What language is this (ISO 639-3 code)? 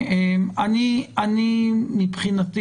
heb